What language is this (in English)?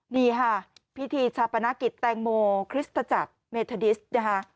Thai